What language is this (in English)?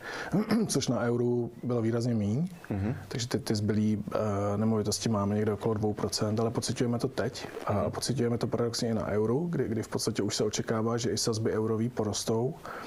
Czech